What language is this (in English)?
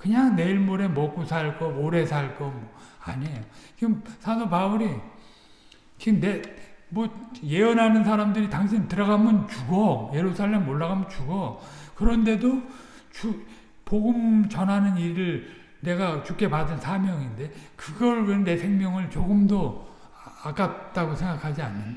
Korean